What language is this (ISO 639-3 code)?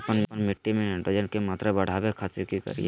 mag